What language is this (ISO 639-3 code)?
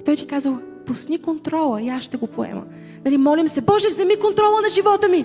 bul